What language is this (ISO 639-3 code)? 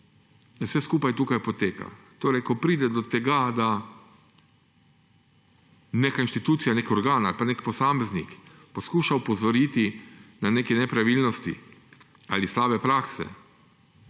slv